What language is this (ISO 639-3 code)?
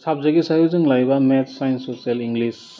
brx